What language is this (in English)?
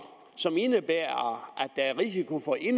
Danish